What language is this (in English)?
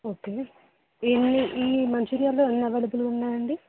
Telugu